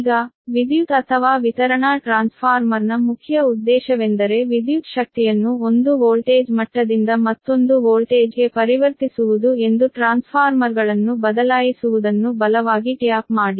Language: Kannada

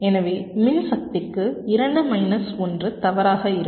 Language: Tamil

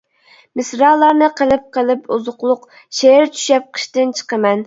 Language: Uyghur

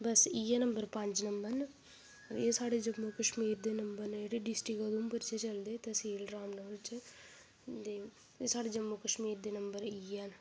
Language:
Dogri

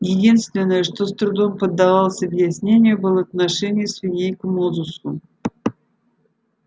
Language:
Russian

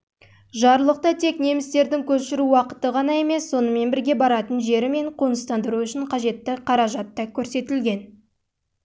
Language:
Kazakh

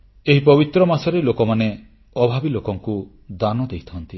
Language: Odia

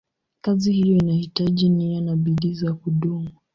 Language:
Swahili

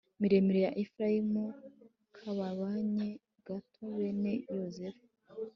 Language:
Kinyarwanda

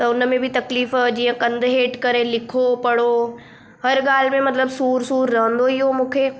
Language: Sindhi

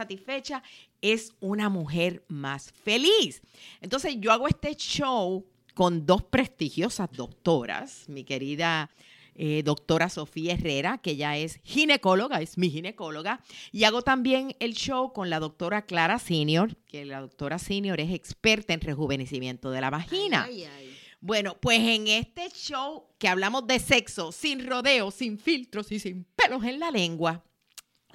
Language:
Spanish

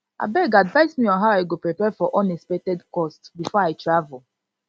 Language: Nigerian Pidgin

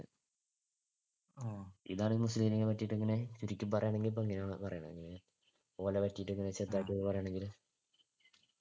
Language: Malayalam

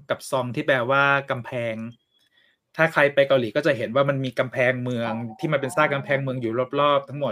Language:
Thai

